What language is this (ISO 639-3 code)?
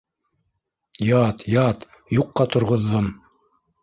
bak